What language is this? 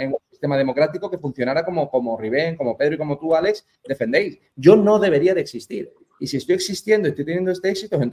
Spanish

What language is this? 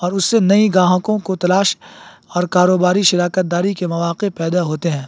Urdu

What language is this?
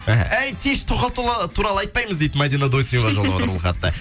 Kazakh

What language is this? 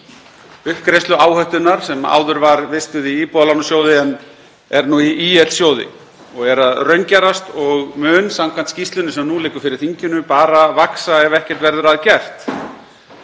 Icelandic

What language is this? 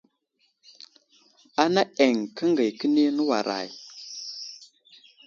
Wuzlam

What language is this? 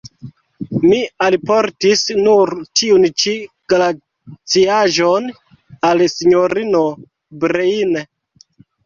Esperanto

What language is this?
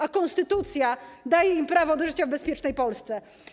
Polish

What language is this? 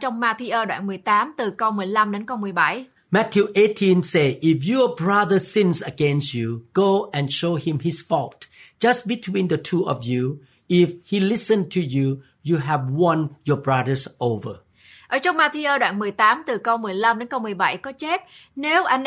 Vietnamese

